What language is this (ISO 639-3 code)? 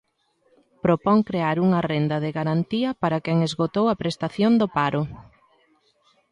glg